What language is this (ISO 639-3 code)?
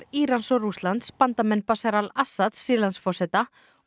isl